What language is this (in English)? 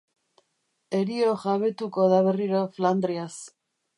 Basque